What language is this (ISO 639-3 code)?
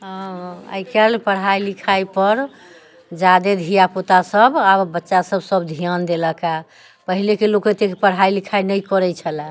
mai